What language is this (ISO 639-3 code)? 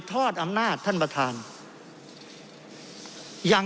tha